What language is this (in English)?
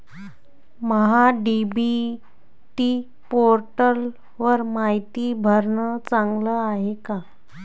Marathi